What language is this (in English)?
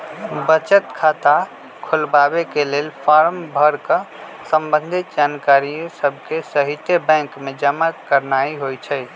Magahi